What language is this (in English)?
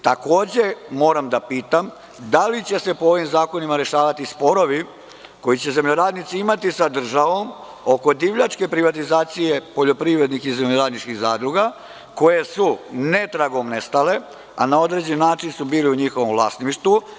Serbian